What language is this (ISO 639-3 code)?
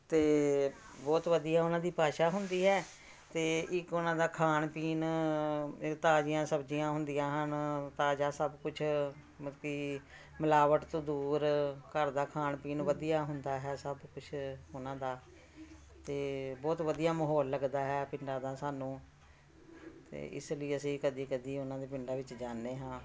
pan